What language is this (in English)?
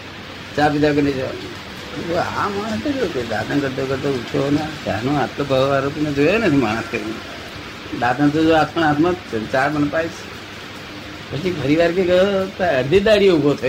Gujarati